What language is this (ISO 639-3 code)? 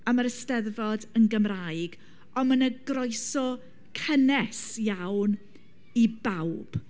cym